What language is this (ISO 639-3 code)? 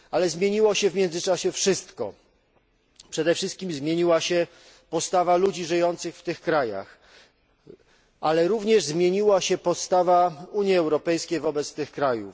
pol